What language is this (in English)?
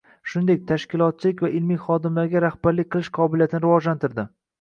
Uzbek